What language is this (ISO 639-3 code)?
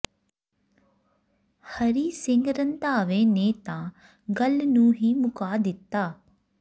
pan